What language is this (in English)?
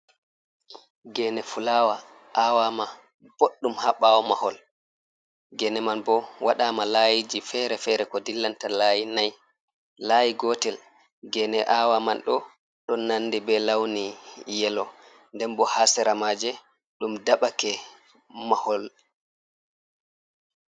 Fula